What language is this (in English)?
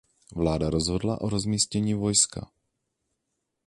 Czech